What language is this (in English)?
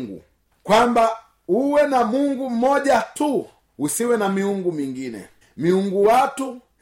Swahili